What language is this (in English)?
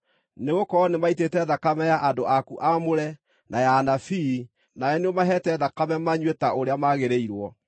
Kikuyu